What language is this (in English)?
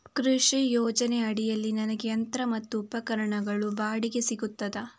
Kannada